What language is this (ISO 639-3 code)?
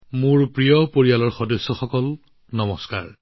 asm